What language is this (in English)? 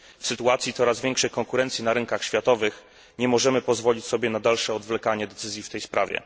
Polish